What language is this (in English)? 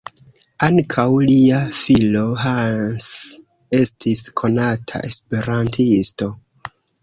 Esperanto